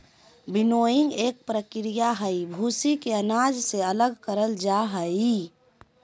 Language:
Magahi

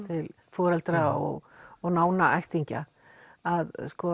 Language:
Icelandic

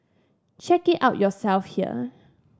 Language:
English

